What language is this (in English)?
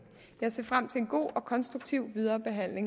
Danish